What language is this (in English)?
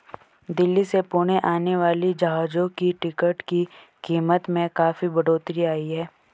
Hindi